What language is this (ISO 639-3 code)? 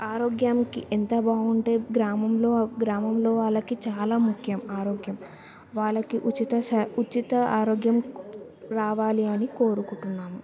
tel